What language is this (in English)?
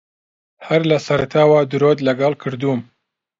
Central Kurdish